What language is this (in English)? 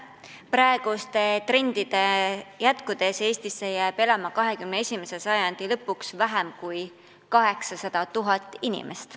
Estonian